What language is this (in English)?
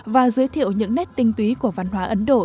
Vietnamese